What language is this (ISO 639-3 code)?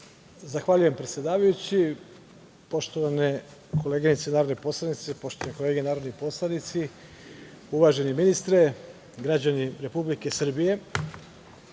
srp